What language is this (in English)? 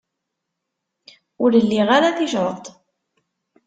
Kabyle